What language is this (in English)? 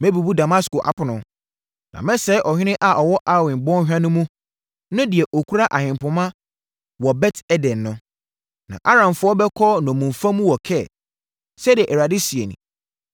Akan